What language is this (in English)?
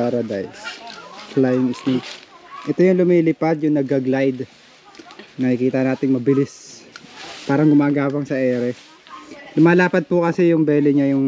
Filipino